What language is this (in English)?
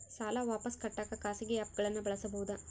Kannada